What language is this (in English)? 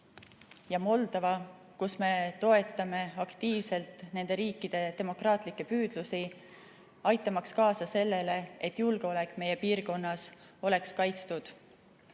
Estonian